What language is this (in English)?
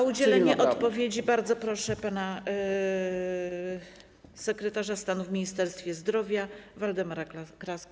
Polish